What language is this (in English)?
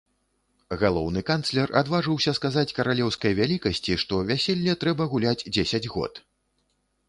Belarusian